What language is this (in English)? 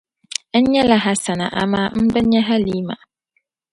Dagbani